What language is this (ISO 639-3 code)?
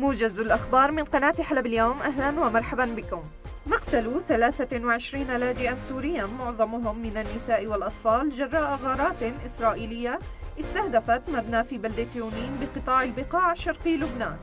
ara